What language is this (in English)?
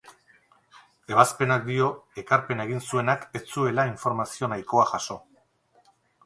Basque